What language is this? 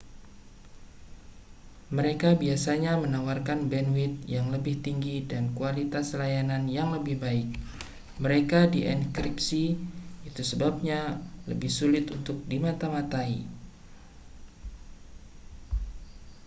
Indonesian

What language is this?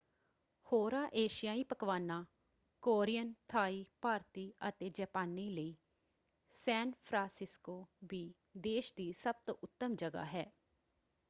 Punjabi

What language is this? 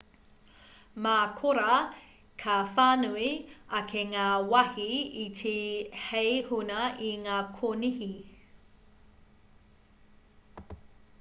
Māori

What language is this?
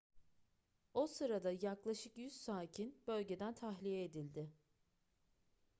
Turkish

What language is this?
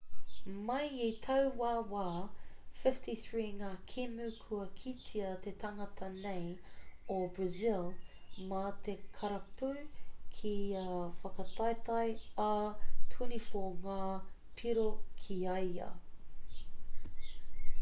Māori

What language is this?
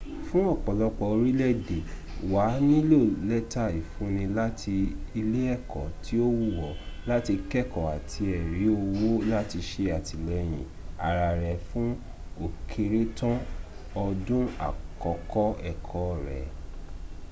Yoruba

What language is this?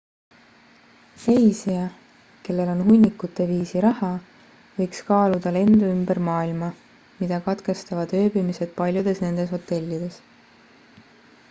Estonian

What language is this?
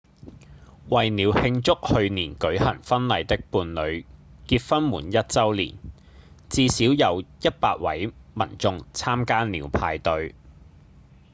Cantonese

